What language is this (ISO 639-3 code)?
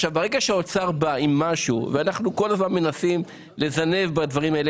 heb